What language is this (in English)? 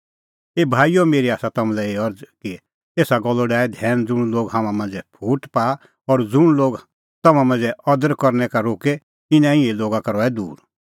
Kullu Pahari